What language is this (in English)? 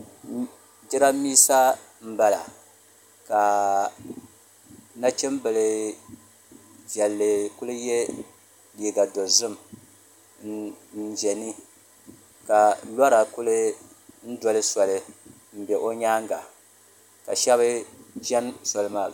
Dagbani